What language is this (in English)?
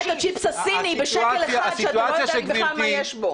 Hebrew